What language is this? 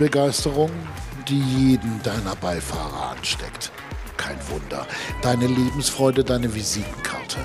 German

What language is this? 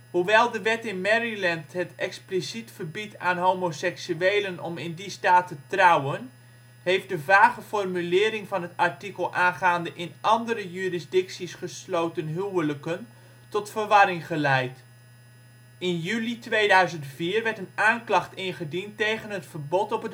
Dutch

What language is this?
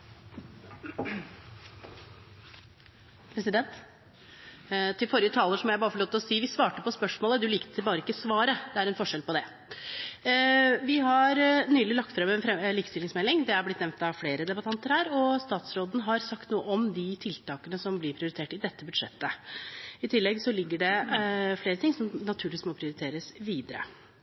Norwegian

